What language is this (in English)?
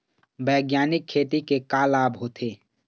Chhattisgarhi